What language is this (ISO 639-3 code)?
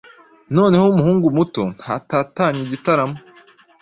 kin